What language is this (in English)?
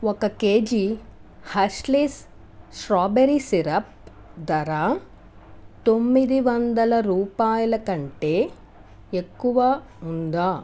Telugu